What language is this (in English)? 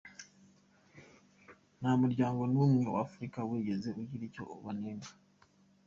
Kinyarwanda